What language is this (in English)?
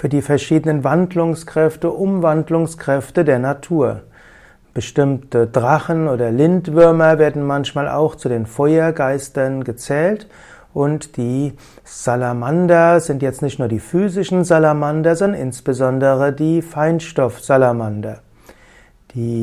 German